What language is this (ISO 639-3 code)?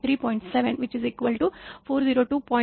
mar